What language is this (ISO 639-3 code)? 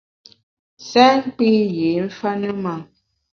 bax